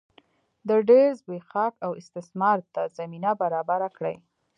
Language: Pashto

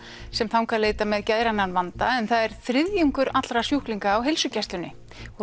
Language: Icelandic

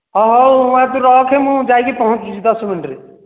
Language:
Odia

